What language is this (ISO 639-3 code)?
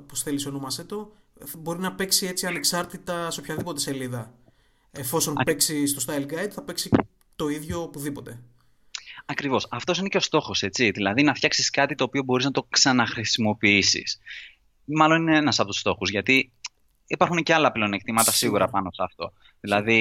ell